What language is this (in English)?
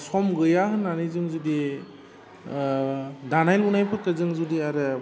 Bodo